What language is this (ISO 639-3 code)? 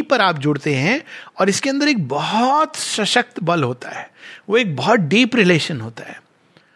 hin